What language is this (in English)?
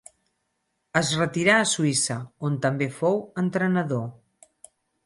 Catalan